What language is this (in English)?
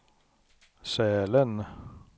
Swedish